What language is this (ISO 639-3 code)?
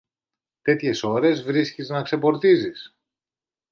ell